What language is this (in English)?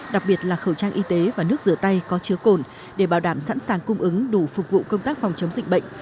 Vietnamese